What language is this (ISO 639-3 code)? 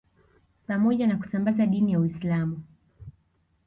swa